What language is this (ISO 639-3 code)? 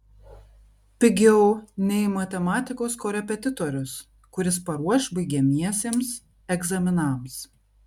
lit